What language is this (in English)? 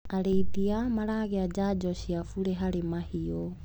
Kikuyu